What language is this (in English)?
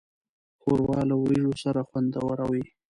Pashto